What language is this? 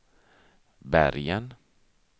Swedish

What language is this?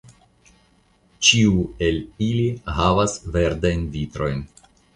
Esperanto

